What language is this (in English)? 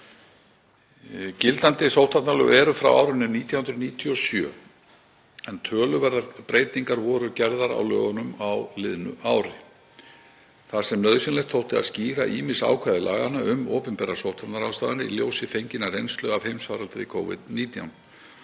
Icelandic